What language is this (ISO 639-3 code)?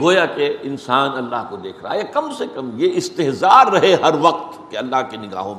urd